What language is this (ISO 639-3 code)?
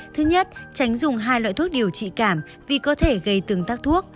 vie